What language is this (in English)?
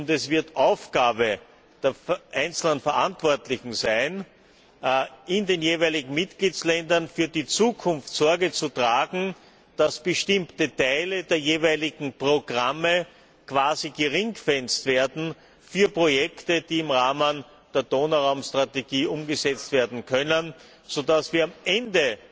German